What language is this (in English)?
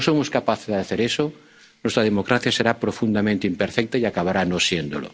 Spanish